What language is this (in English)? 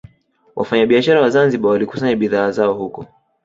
Swahili